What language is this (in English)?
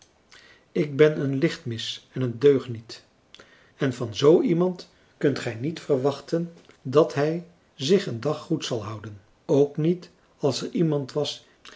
Dutch